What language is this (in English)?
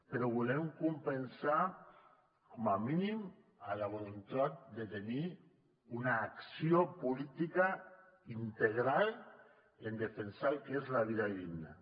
Catalan